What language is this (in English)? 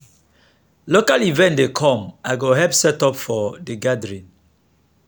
Nigerian Pidgin